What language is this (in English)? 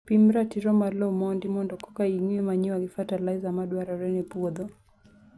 Luo (Kenya and Tanzania)